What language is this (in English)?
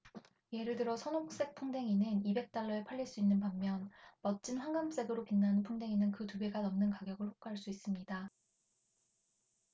Korean